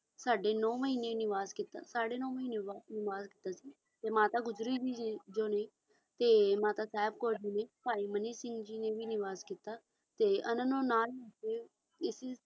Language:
Punjabi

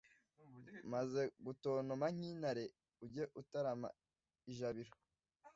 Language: Kinyarwanda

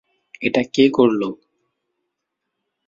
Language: Bangla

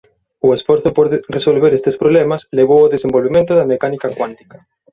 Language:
Galician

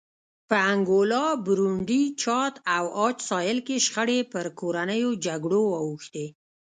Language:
Pashto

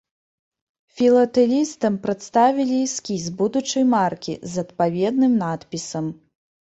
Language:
Belarusian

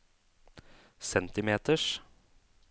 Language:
Norwegian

